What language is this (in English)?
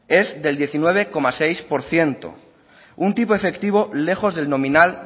Spanish